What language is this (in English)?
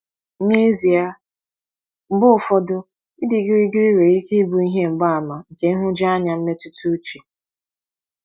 Igbo